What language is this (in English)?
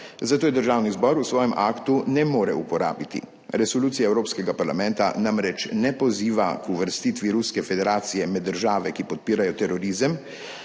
Slovenian